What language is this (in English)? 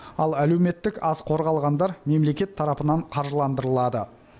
Kazakh